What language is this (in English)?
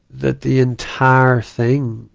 English